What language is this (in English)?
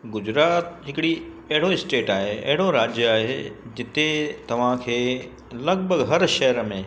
Sindhi